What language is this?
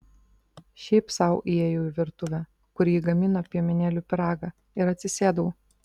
Lithuanian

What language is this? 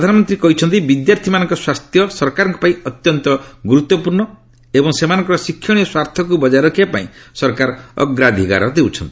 Odia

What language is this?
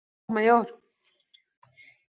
Uzbek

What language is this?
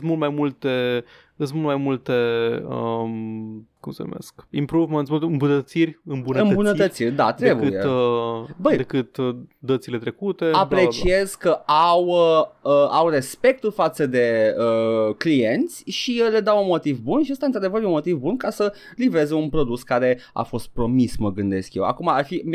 Romanian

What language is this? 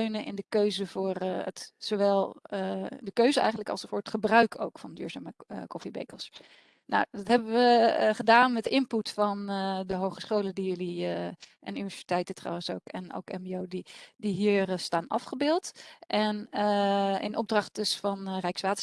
Dutch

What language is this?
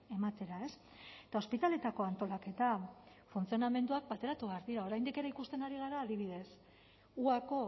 Basque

